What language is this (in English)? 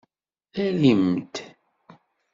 Kabyle